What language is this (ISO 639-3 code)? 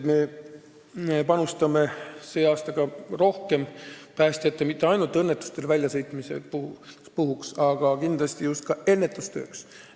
est